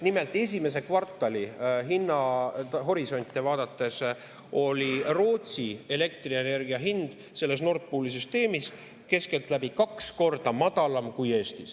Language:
Estonian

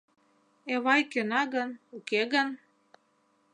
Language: Mari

